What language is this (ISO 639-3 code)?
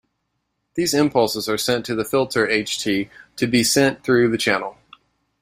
eng